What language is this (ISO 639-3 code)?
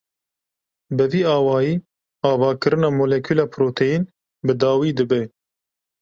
kur